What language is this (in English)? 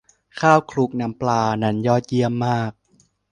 Thai